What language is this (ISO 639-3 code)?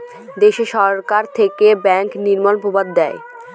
ben